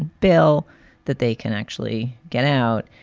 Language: English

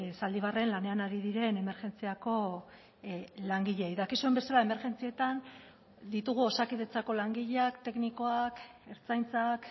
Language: Basque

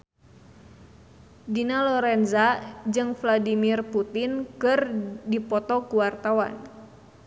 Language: Sundanese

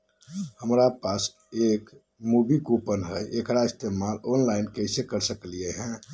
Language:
Magahi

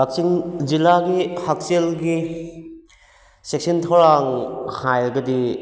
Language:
Manipuri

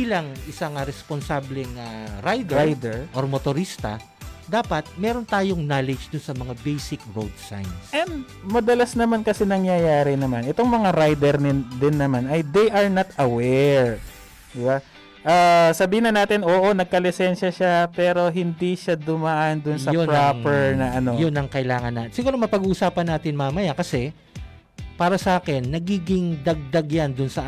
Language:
Filipino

